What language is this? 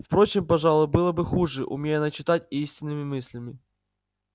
Russian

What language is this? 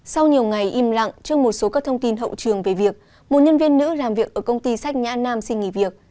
Vietnamese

